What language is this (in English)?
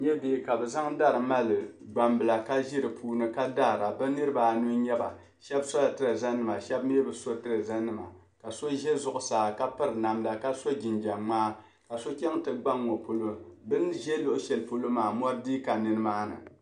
Dagbani